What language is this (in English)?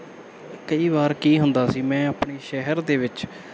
Punjabi